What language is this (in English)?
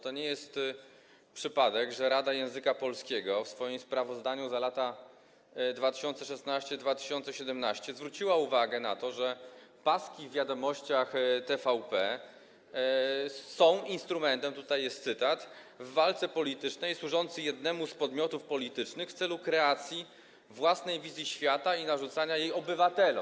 Polish